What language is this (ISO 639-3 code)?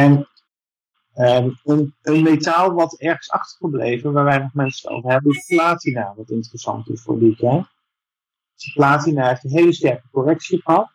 nld